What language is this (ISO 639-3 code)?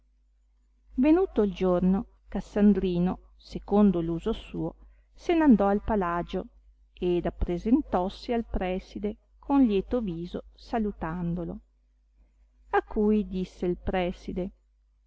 ita